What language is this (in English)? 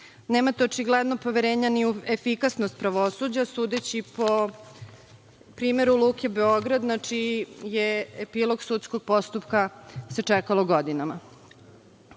Serbian